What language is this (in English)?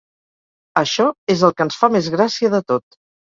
Catalan